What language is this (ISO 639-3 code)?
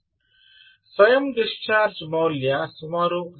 kan